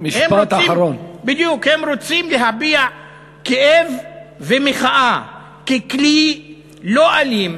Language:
Hebrew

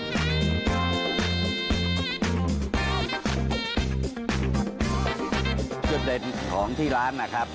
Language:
Thai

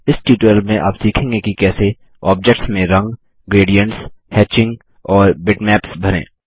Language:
Hindi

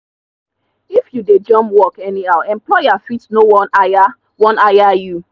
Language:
Nigerian Pidgin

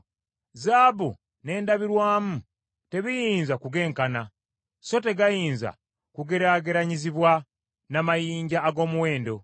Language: Ganda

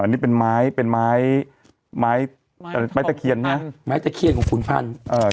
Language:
Thai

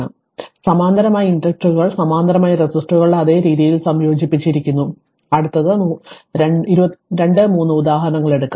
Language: Malayalam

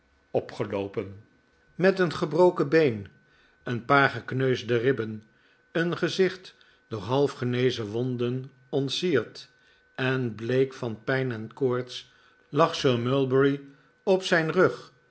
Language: Dutch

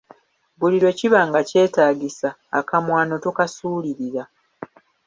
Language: Ganda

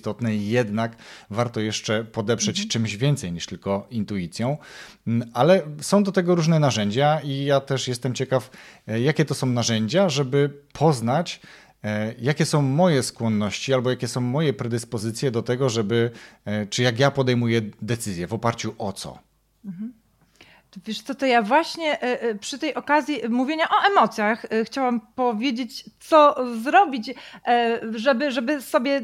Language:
Polish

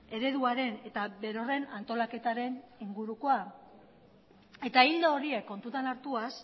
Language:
Basque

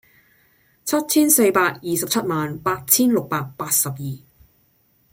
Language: Cantonese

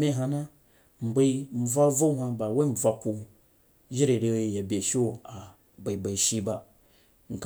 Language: Jiba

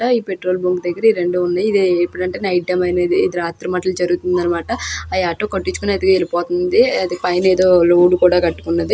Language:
Telugu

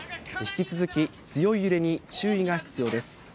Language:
Japanese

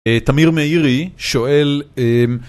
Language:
Hebrew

